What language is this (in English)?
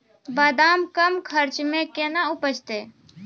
Maithili